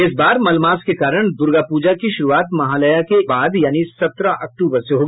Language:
Hindi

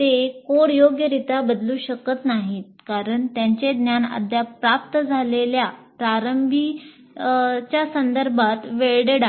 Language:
Marathi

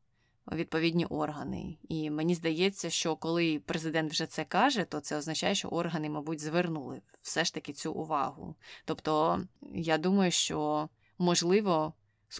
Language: Ukrainian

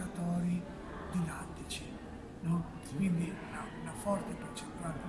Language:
Italian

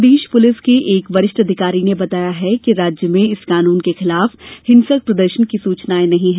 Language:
Hindi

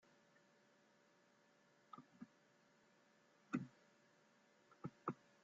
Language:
Spanish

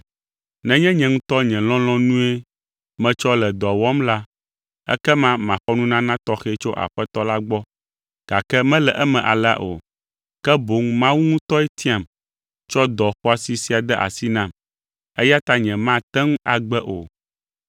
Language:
Ewe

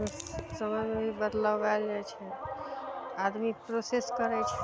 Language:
Maithili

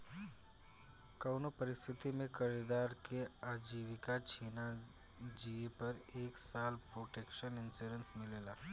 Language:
Bhojpuri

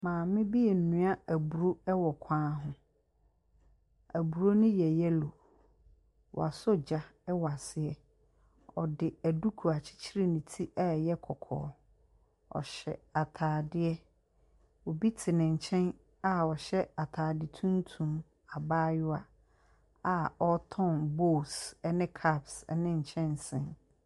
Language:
Akan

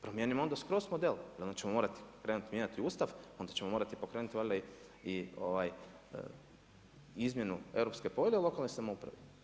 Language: Croatian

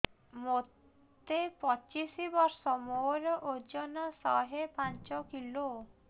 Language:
Odia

